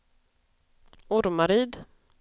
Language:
Swedish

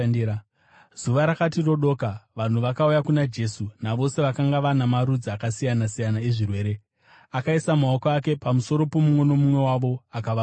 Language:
Shona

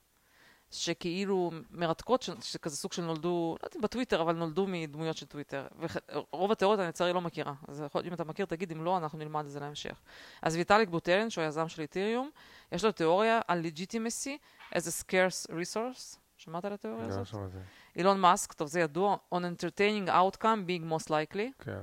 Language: Hebrew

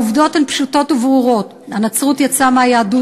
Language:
Hebrew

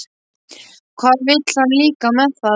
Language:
Icelandic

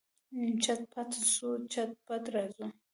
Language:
Pashto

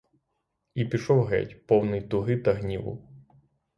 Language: Ukrainian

